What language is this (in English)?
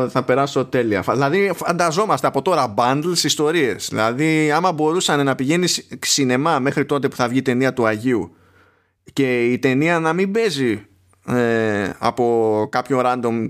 Greek